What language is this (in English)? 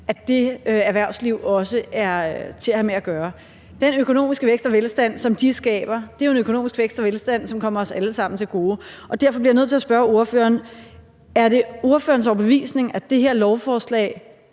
Danish